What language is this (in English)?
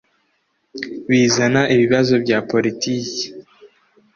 Kinyarwanda